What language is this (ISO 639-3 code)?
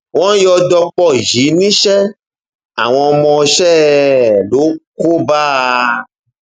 yor